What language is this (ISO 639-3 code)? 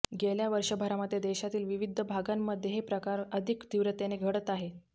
mar